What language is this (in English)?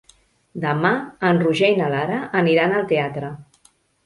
Catalan